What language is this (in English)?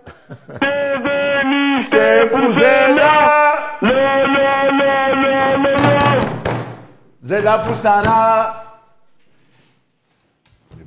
Greek